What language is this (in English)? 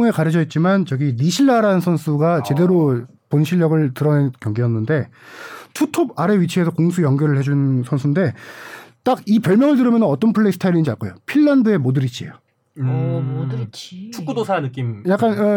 Korean